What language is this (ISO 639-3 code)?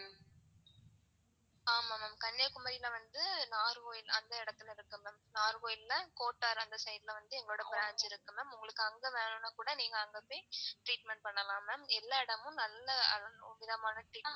tam